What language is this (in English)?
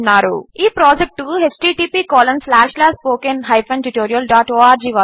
Telugu